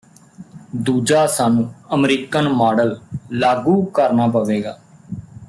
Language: Punjabi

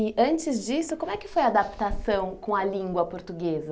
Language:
Portuguese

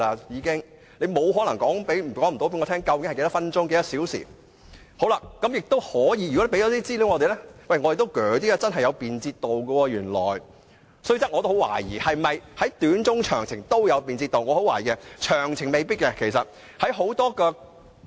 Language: Cantonese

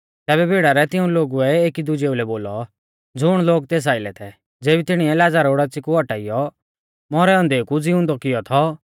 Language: Mahasu Pahari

